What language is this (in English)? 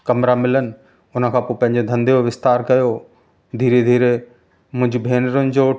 Sindhi